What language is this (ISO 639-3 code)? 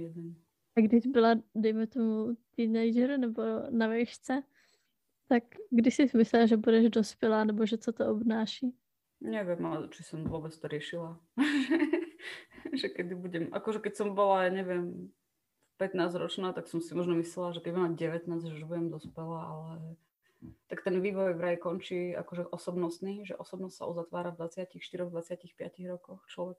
slk